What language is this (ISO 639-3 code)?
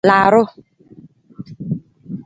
nmz